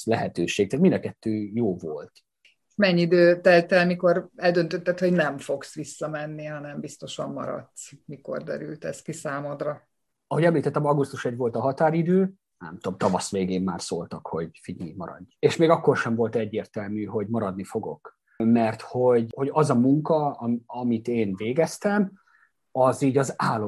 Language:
Hungarian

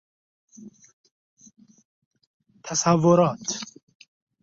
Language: Persian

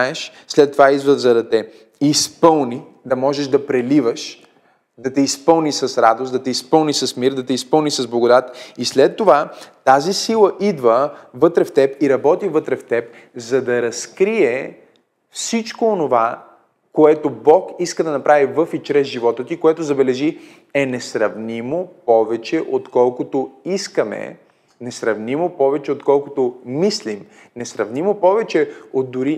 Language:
Bulgarian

